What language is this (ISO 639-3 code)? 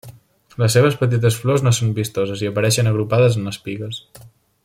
cat